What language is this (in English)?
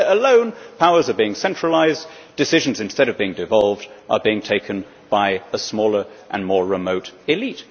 English